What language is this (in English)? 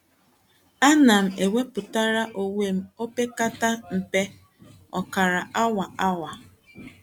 Igbo